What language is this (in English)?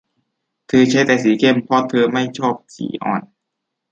Thai